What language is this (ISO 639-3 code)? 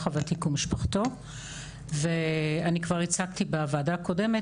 heb